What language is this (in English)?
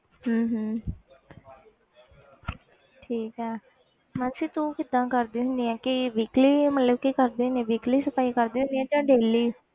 Punjabi